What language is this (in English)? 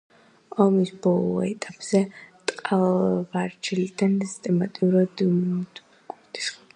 Georgian